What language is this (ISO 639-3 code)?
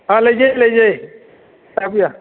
mni